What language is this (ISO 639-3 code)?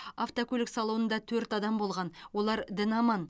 kaz